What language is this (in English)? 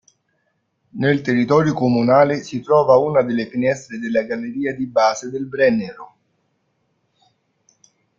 Italian